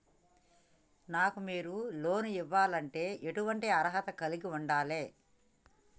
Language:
Telugu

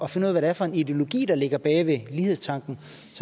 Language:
Danish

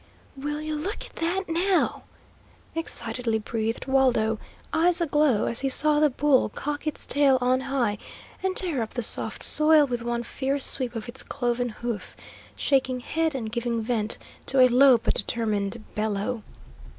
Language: English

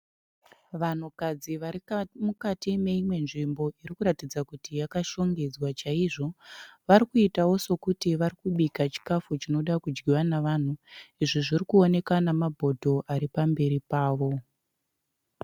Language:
Shona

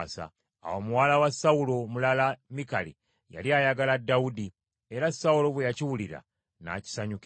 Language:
Ganda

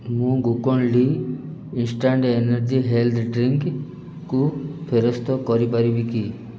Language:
Odia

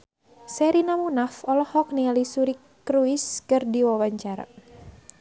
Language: Sundanese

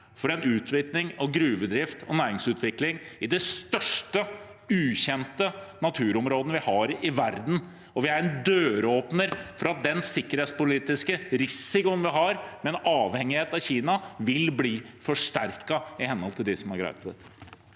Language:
Norwegian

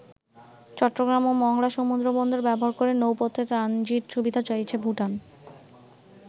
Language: Bangla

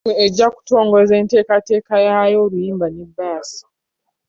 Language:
Ganda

